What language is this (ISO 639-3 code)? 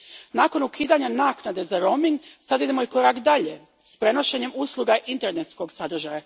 hrv